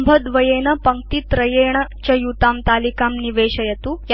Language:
Sanskrit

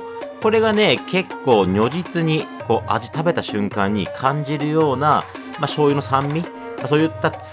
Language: Japanese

